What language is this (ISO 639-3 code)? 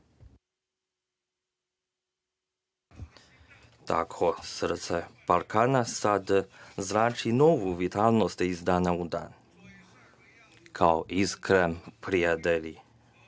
srp